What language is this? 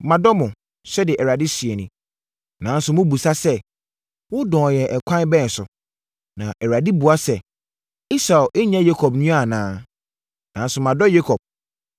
Akan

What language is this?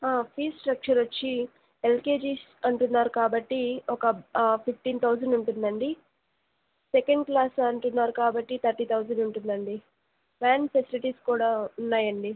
Telugu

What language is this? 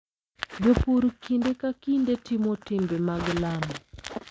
Luo (Kenya and Tanzania)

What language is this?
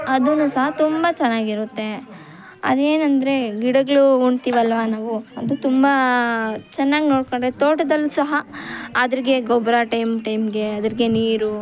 Kannada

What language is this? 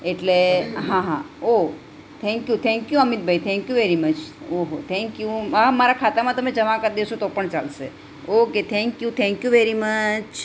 Gujarati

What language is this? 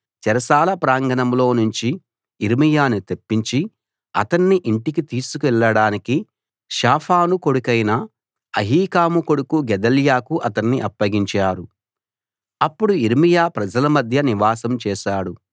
Telugu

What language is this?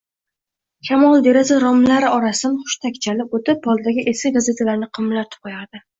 Uzbek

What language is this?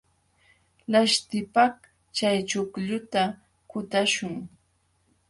Jauja Wanca Quechua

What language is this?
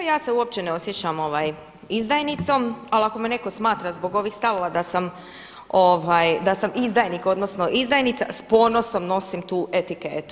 Croatian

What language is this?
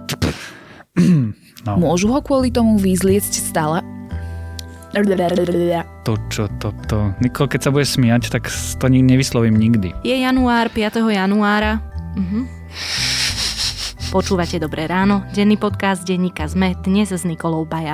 Slovak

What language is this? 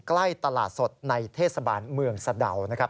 Thai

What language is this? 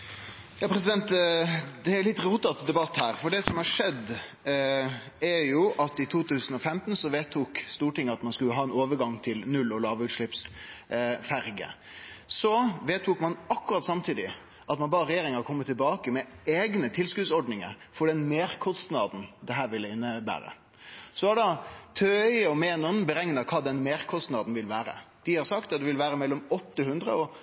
Norwegian Nynorsk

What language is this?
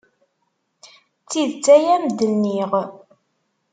Kabyle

